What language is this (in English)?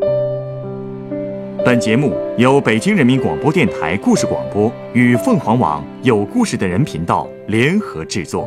Chinese